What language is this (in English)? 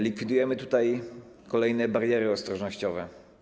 Polish